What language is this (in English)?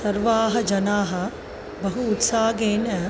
Sanskrit